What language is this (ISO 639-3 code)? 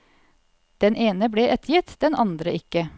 nor